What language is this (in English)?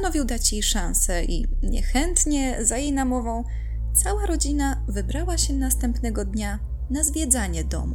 Polish